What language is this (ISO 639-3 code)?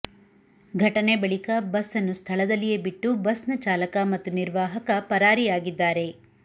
kan